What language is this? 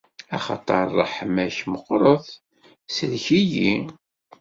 Kabyle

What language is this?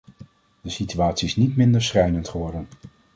Dutch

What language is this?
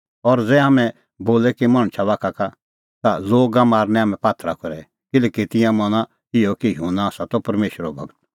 Kullu Pahari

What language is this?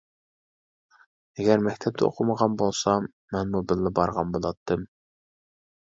Uyghur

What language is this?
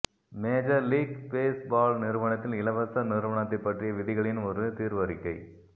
Tamil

